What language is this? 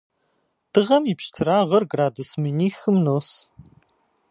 Kabardian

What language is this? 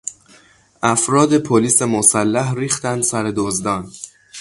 Persian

